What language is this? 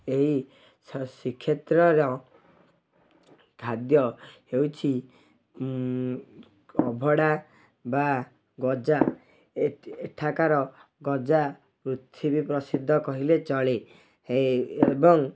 Odia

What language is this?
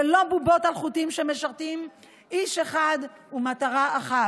Hebrew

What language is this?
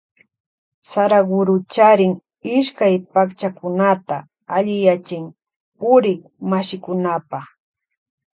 Loja Highland Quichua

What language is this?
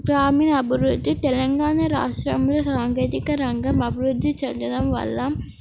Telugu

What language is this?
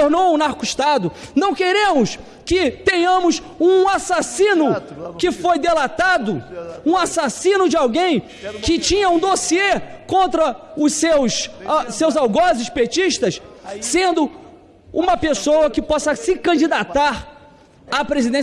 Portuguese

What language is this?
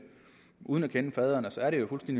Danish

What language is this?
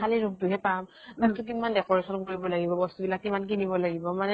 Assamese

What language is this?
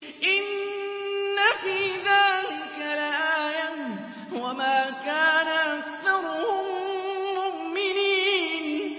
Arabic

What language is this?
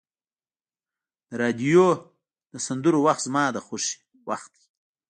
Pashto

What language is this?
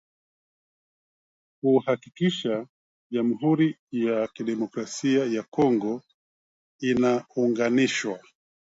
Swahili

